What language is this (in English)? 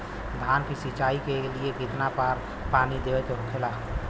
Bhojpuri